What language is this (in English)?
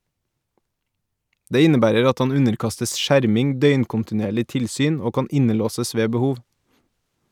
Norwegian